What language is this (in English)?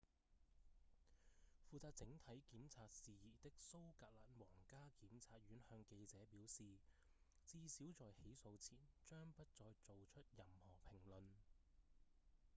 Cantonese